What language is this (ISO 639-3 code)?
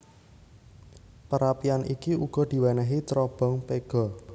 jav